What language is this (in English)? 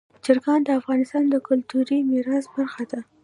Pashto